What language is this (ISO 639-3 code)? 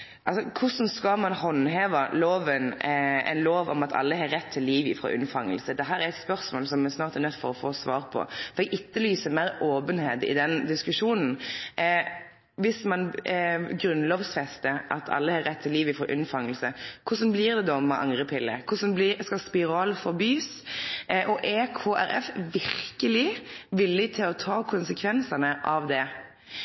nno